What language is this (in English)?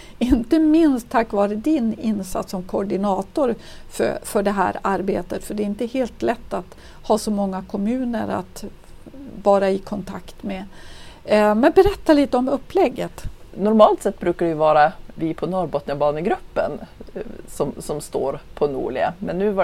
Swedish